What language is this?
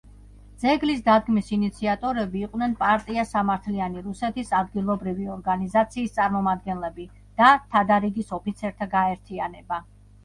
Georgian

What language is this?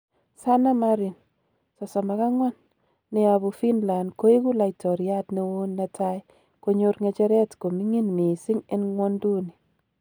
Kalenjin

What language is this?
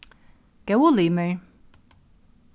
Faroese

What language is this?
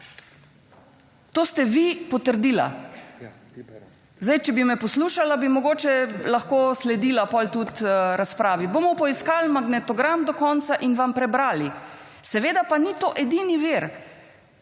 Slovenian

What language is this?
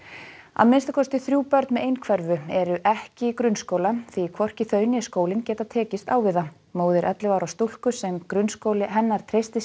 Icelandic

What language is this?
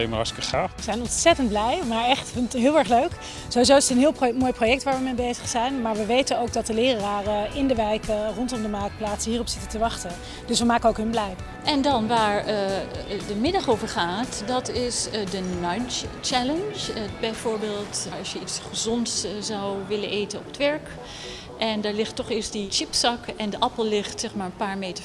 Dutch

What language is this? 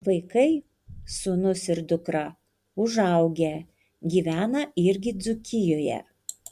Lithuanian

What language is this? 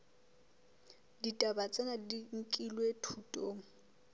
Southern Sotho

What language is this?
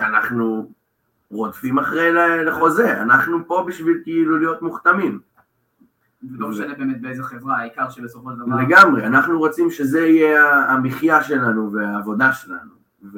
Hebrew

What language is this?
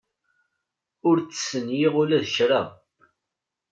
Kabyle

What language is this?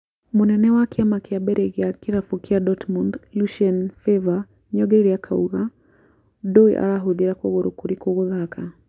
Kikuyu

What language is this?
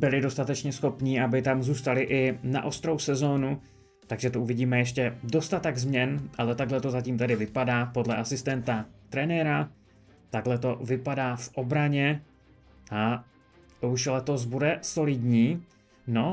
Czech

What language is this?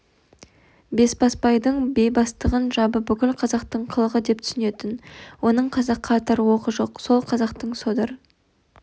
Kazakh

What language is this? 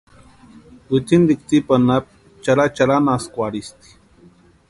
Western Highland Purepecha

